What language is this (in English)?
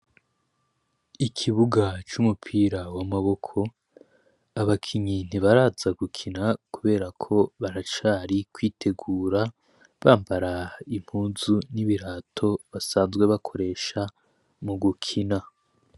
Rundi